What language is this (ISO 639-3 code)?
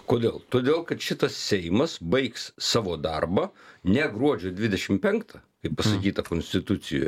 lit